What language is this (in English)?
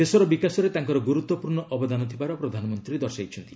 Odia